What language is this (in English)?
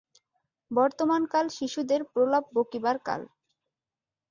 Bangla